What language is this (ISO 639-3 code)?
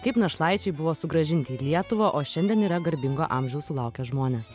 lit